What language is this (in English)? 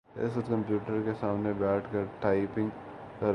Urdu